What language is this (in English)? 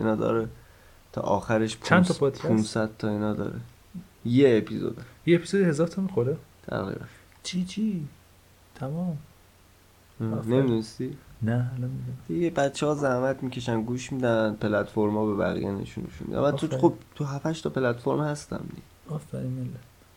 Persian